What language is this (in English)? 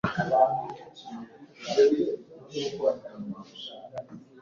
Kinyarwanda